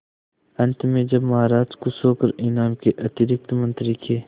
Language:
Hindi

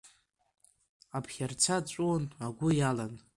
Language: Abkhazian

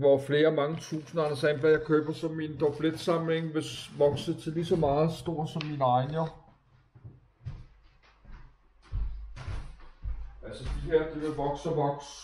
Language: Danish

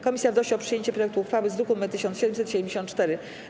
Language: Polish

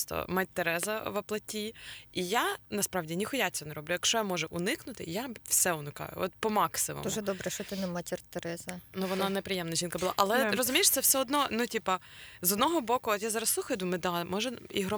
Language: Ukrainian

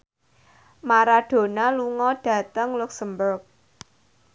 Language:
Javanese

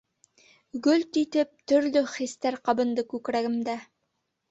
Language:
Bashkir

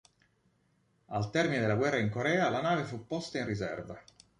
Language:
Italian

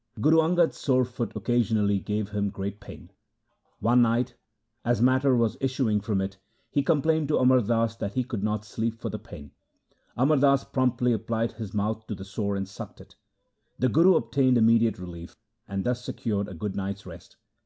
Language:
English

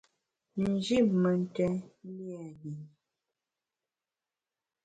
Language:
Bamun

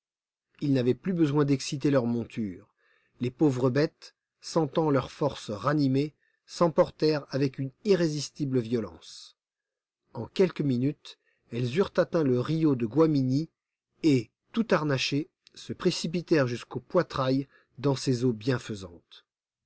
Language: French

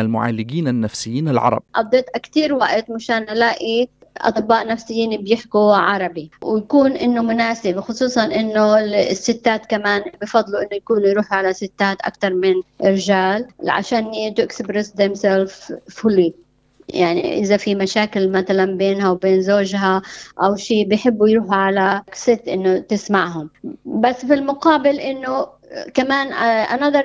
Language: Arabic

